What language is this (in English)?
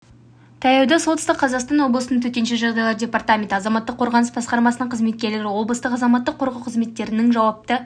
Kazakh